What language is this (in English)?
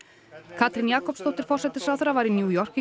Icelandic